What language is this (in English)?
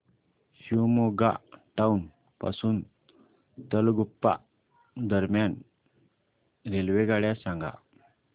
Marathi